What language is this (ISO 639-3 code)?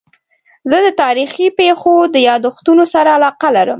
pus